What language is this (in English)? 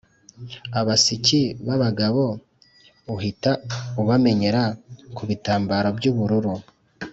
Kinyarwanda